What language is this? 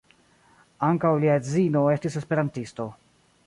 Esperanto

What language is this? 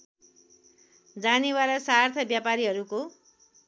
Nepali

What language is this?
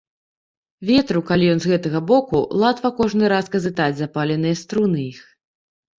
Belarusian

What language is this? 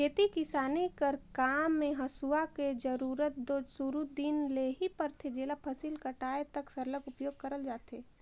Chhattisgarhi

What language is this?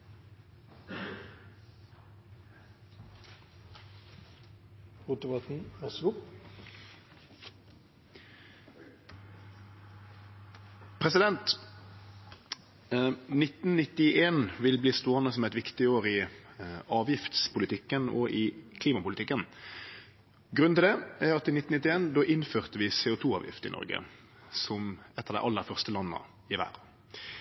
Norwegian Nynorsk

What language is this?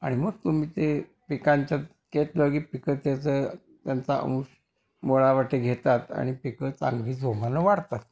Marathi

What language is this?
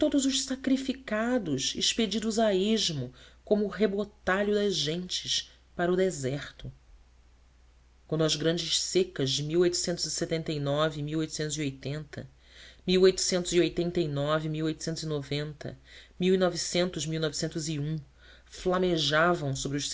Portuguese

